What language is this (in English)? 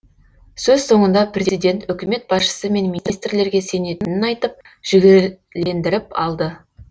Kazakh